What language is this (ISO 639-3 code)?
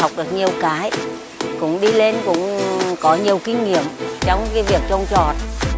vie